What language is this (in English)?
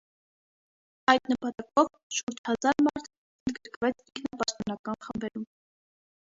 Armenian